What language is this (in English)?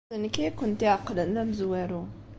Kabyle